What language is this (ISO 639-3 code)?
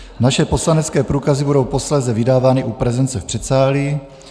ces